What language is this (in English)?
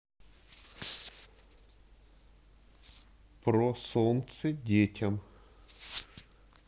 Russian